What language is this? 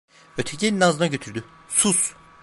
Turkish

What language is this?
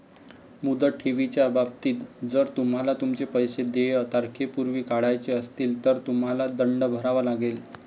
Marathi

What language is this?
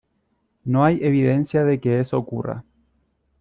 Spanish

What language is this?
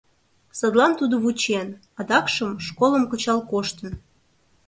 Mari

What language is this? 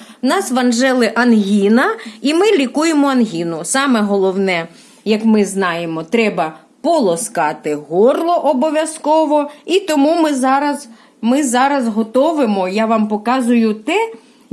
Ukrainian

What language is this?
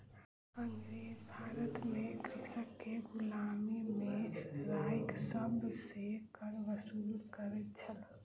Maithili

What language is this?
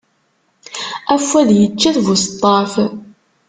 Kabyle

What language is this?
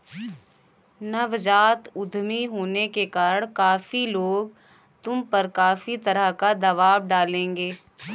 Hindi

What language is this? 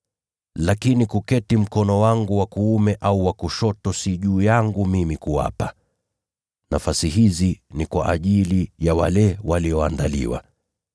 Swahili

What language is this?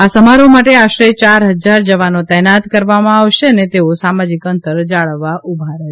Gujarati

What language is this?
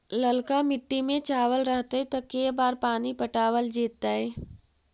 Magahi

